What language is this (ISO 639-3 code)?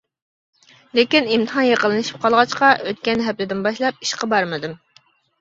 uig